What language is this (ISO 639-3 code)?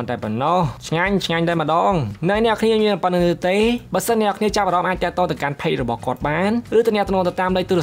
tha